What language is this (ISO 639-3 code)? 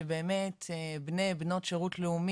heb